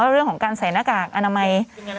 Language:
Thai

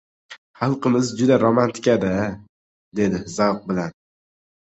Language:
Uzbek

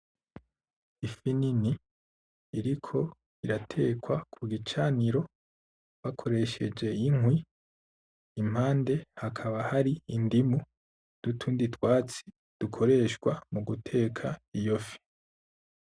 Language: Rundi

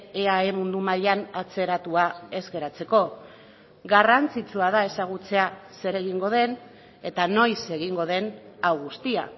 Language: Basque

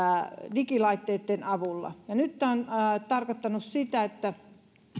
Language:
Finnish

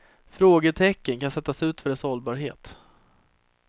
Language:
Swedish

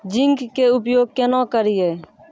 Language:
Maithili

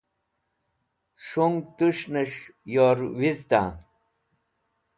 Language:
Wakhi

